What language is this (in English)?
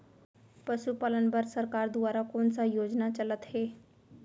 Chhattisgarhi